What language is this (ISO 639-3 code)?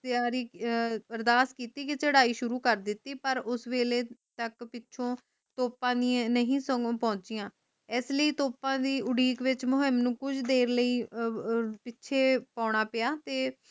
pan